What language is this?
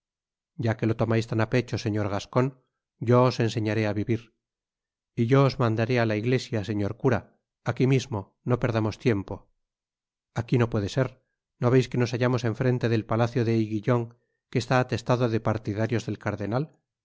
Spanish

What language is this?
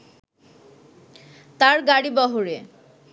Bangla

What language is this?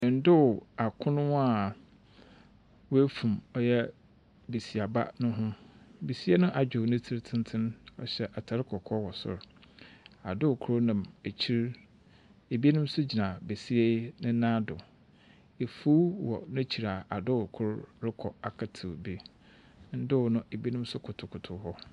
Akan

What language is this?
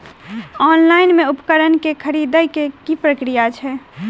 Maithili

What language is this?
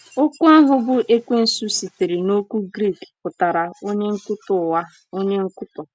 Igbo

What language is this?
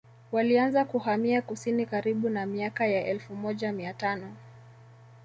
Swahili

